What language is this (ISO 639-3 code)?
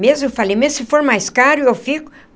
por